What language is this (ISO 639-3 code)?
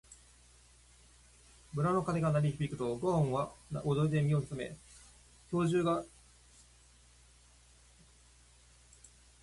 jpn